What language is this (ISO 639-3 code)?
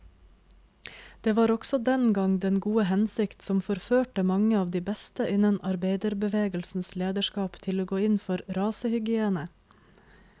nor